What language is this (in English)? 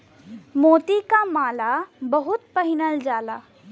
Bhojpuri